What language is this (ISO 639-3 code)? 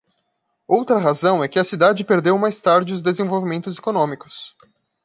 por